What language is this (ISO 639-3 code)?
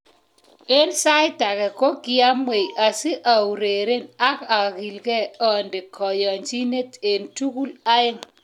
kln